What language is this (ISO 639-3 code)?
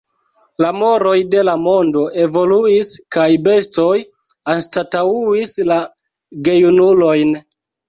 epo